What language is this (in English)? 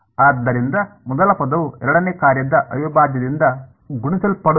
Kannada